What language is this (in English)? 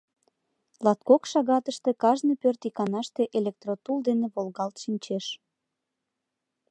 Mari